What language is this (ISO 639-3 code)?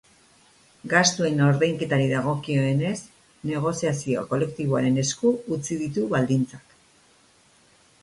eus